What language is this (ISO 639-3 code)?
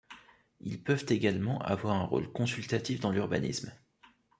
fra